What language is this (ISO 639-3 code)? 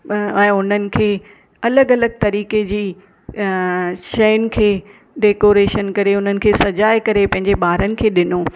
snd